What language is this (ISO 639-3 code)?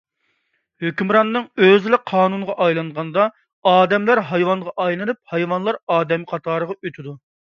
uig